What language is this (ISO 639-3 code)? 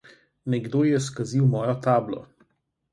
slv